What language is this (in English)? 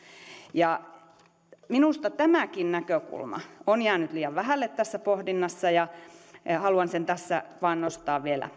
Finnish